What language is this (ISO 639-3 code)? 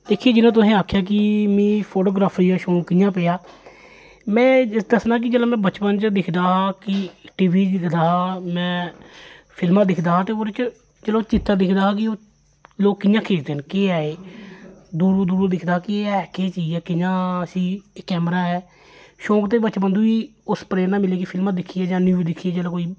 doi